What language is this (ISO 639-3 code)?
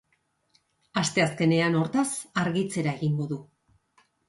eus